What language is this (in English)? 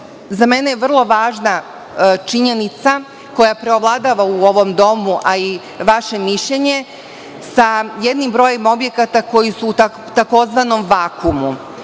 Serbian